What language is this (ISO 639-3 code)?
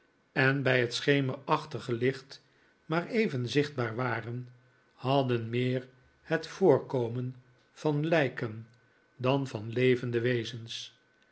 nld